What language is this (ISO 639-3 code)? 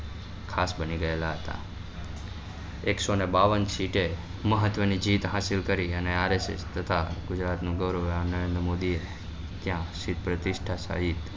guj